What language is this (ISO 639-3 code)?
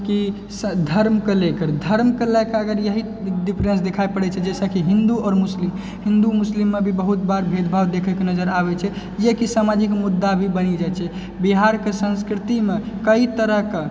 mai